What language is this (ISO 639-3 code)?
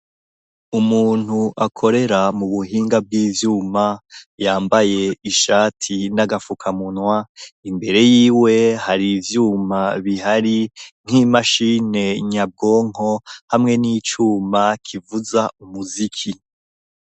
run